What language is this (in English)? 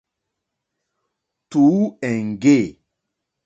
Mokpwe